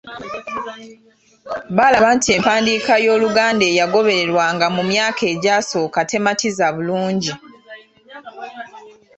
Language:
Ganda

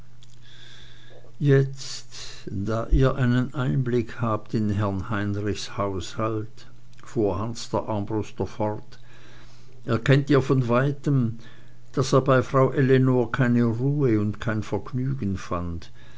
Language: German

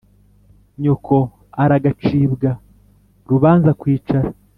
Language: Kinyarwanda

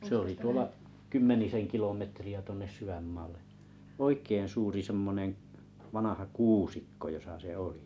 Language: Finnish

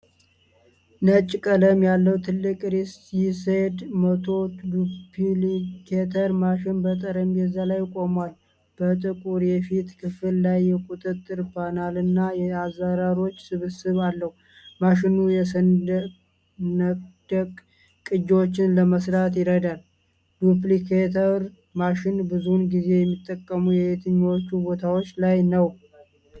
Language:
Amharic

